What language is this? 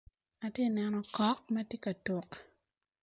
Acoli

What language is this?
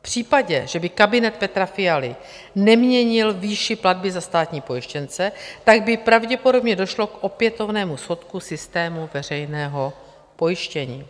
Czech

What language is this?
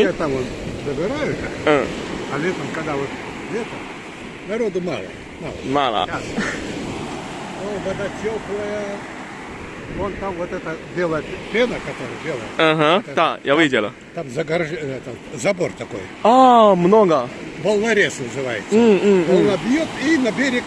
Chinese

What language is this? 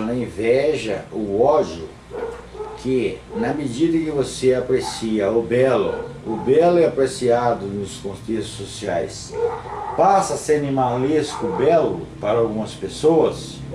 Portuguese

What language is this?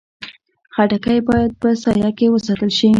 Pashto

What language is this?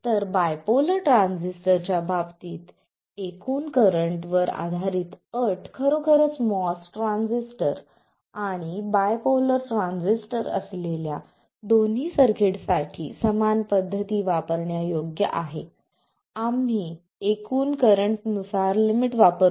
Marathi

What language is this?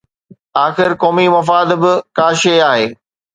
Sindhi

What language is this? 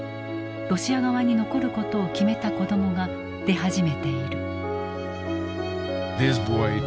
Japanese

